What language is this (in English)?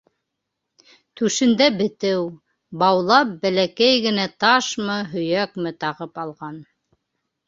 Bashkir